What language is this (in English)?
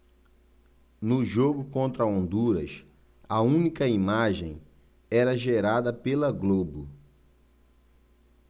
Portuguese